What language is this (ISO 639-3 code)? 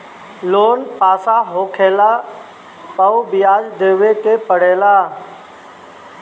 bho